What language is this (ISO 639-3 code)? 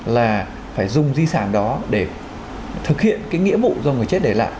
vie